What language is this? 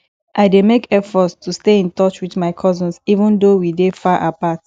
Nigerian Pidgin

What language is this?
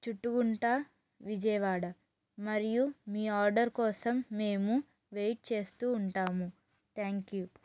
Telugu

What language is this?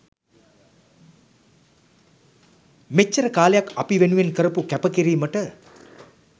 Sinhala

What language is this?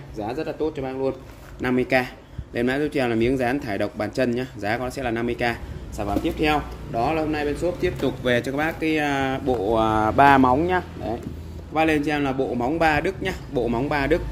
Vietnamese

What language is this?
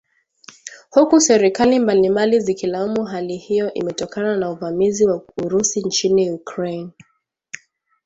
Swahili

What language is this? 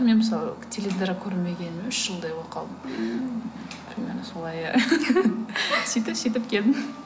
Kazakh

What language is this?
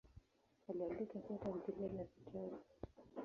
Swahili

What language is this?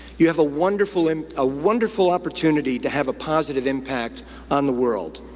English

